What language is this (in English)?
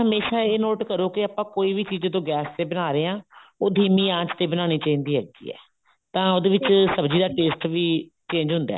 Punjabi